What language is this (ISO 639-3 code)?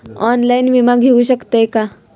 mar